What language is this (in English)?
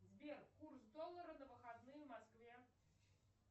Russian